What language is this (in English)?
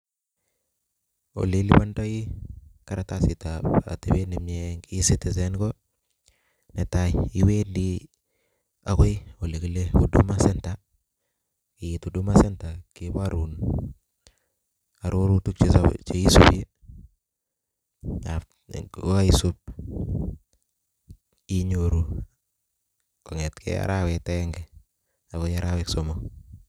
Kalenjin